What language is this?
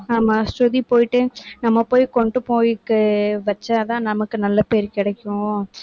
Tamil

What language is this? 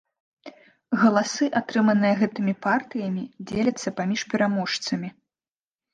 Belarusian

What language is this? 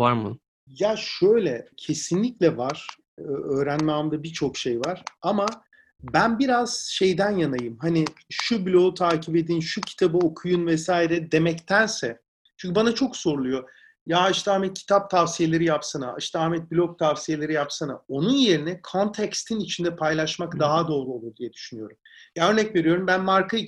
Turkish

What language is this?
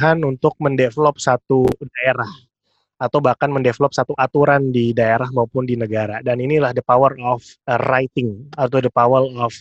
Indonesian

